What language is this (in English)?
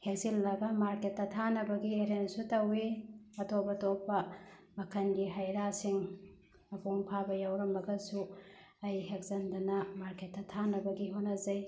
Manipuri